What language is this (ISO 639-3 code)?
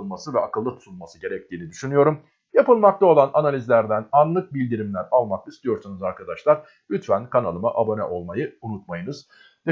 tur